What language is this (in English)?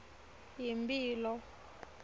Swati